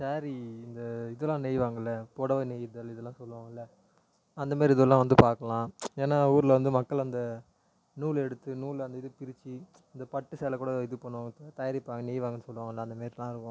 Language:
Tamil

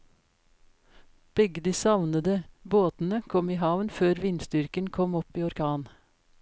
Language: Norwegian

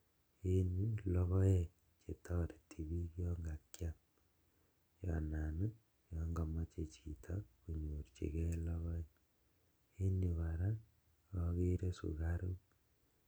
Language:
Kalenjin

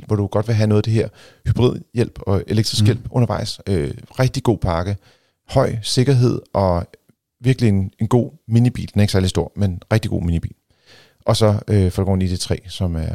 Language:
Danish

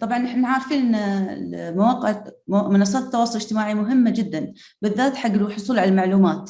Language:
Arabic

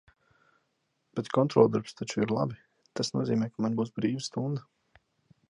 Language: Latvian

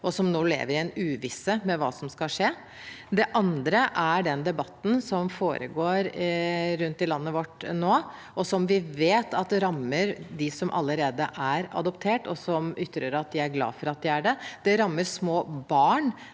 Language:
Norwegian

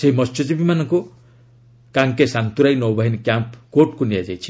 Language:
Odia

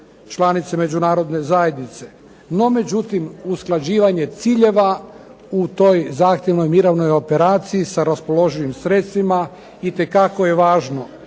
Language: Croatian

